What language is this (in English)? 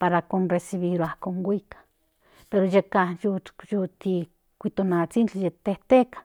Central Nahuatl